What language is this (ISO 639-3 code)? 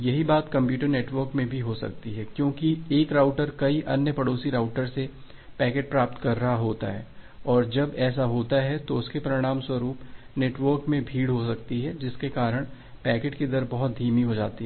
hin